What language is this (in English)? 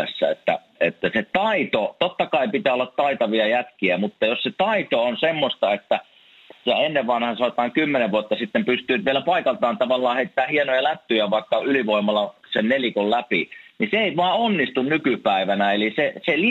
Finnish